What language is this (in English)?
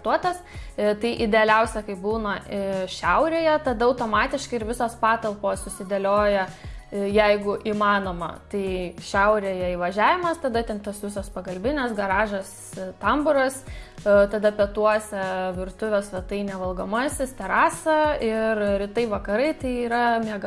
Lithuanian